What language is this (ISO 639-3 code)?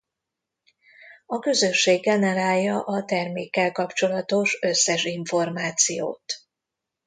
hun